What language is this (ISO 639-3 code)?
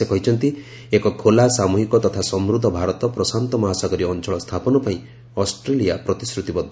ori